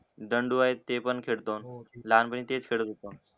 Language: Marathi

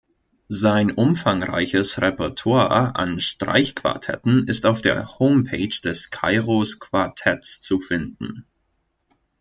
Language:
German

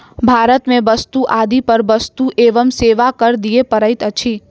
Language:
Maithili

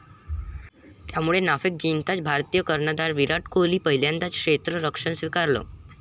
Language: Marathi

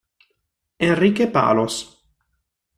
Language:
Italian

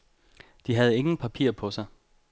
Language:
Danish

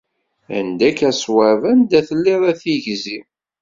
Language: Kabyle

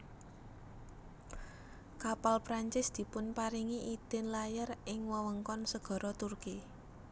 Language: Javanese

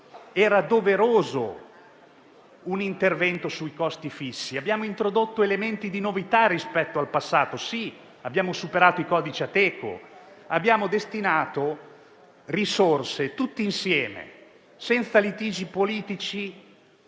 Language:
Italian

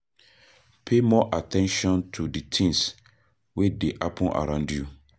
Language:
Nigerian Pidgin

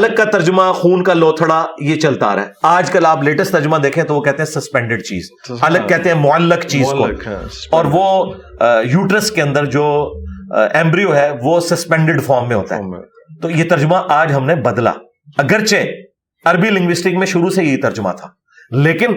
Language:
Urdu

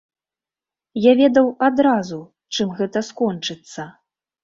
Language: Belarusian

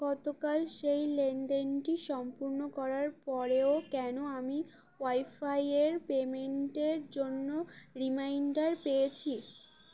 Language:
Bangla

